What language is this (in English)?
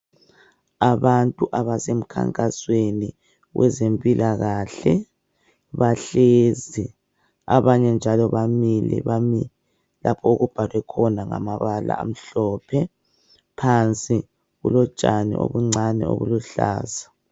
North Ndebele